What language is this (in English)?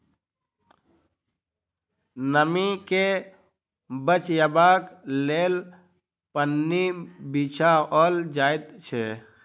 Maithili